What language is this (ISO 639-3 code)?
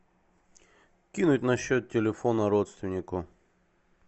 rus